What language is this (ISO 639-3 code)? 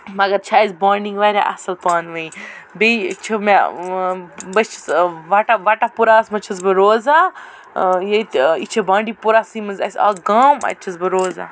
kas